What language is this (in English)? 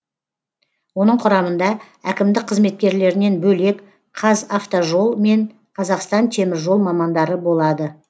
Kazakh